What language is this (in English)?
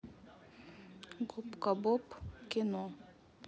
Russian